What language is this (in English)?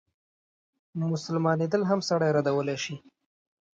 Pashto